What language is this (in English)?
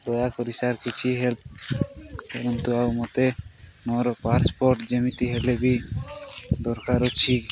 Odia